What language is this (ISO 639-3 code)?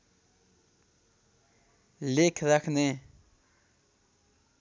nep